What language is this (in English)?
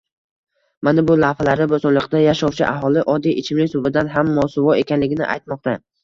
Uzbek